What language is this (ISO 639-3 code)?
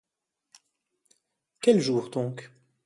fra